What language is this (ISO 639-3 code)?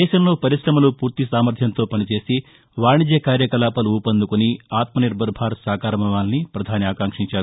tel